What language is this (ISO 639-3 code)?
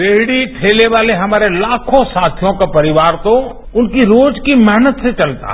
hin